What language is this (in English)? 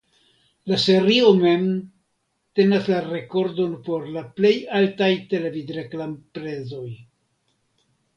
Esperanto